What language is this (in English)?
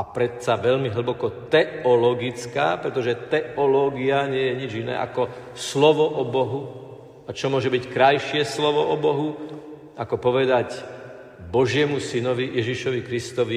Slovak